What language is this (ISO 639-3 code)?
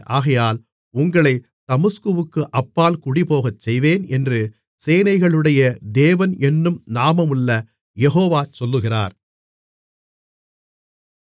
tam